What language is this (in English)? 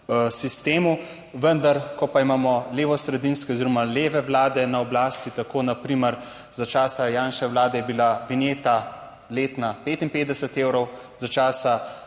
Slovenian